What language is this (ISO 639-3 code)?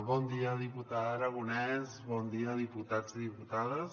cat